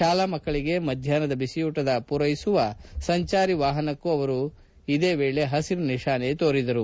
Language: Kannada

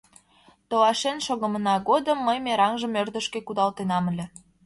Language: Mari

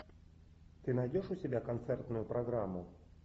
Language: Russian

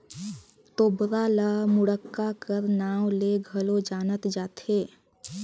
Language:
Chhattisgarhi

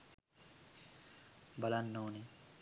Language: Sinhala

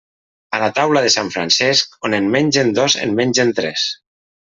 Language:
Catalan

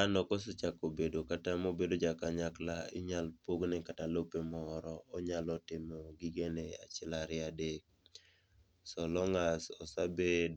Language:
Luo (Kenya and Tanzania)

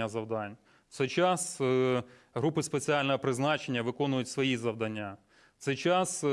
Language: Ukrainian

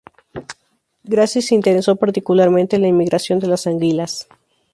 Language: Spanish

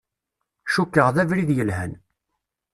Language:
Kabyle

